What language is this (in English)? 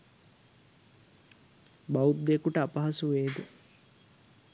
Sinhala